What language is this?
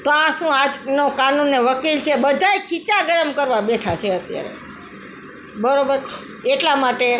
Gujarati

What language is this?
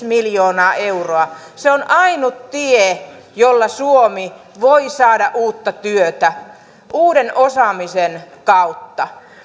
Finnish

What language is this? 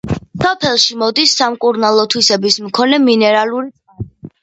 Georgian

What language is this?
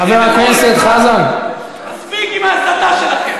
Hebrew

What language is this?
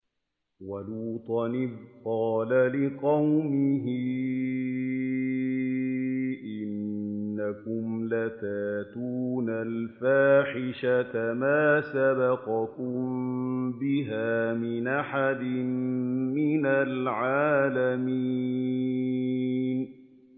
Arabic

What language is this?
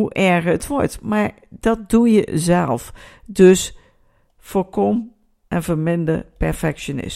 Dutch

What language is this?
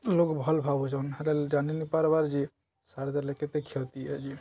Odia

